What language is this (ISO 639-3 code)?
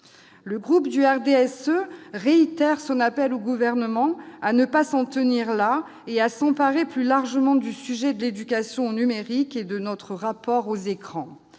fra